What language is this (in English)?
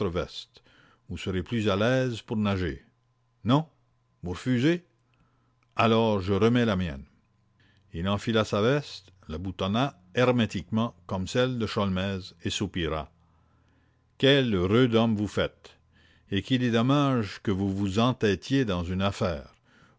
French